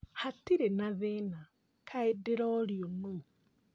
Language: Kikuyu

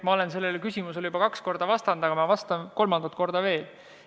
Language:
Estonian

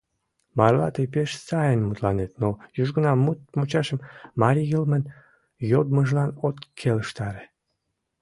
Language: Mari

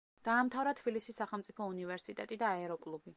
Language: Georgian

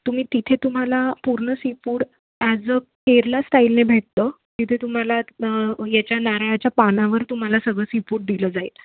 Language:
Marathi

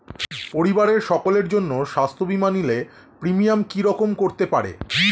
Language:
Bangla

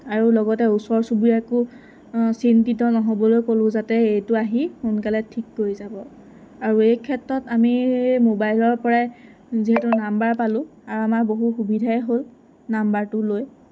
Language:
Assamese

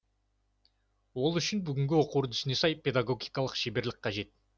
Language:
Kazakh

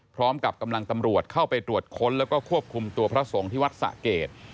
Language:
Thai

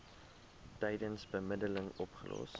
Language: Afrikaans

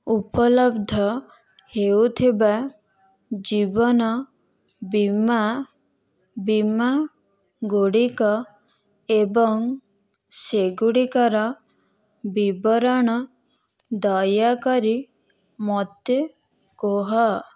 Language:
Odia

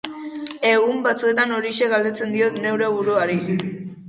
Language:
Basque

